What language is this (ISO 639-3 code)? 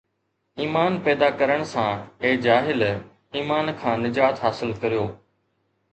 snd